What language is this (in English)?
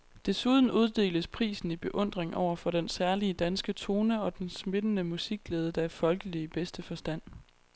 Danish